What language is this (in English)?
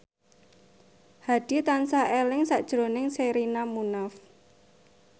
Javanese